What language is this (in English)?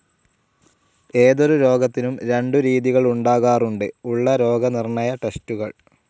Malayalam